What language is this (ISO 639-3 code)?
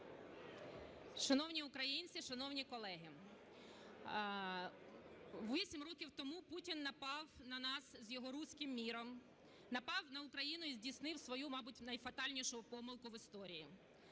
ukr